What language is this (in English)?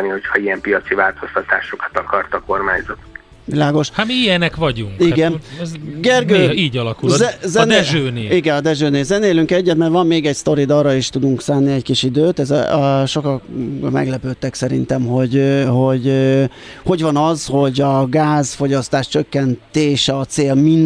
Hungarian